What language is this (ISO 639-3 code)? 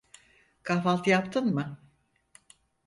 tur